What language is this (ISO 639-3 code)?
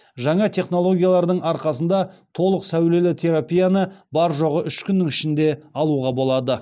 kaz